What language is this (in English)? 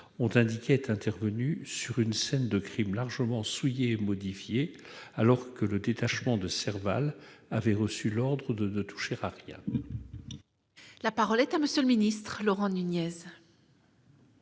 French